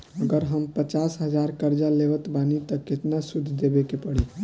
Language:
Bhojpuri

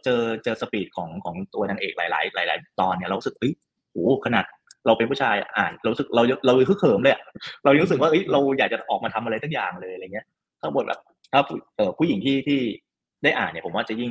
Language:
Thai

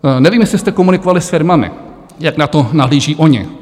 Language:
Czech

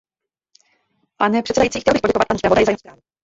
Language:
Czech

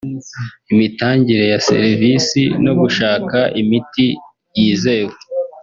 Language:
Kinyarwanda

